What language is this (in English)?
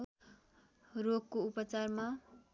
Nepali